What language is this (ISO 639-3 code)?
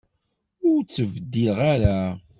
kab